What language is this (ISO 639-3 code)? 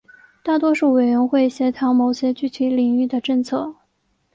zho